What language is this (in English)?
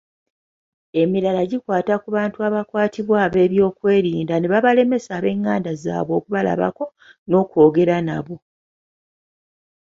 Ganda